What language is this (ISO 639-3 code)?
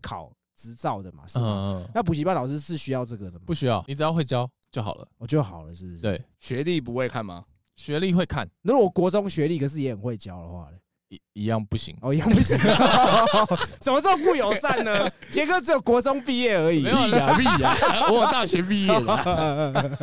zho